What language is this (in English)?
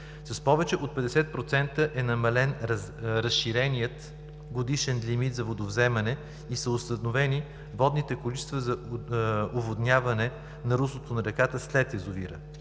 Bulgarian